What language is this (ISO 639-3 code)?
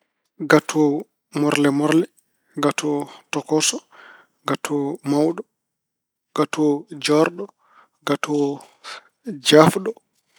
ful